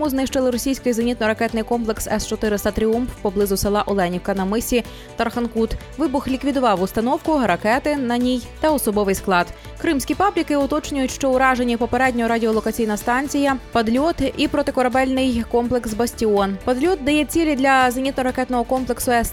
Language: Ukrainian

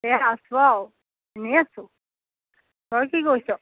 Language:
Assamese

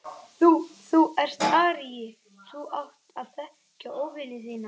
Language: Icelandic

